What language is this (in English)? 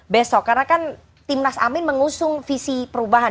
Indonesian